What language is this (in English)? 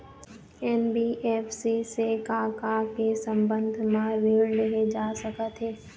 Chhattisgarhi